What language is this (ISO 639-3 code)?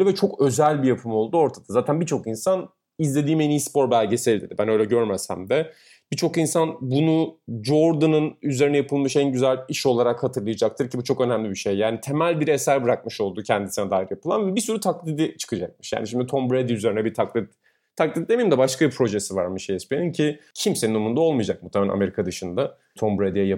tur